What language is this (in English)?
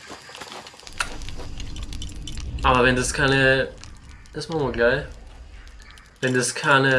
German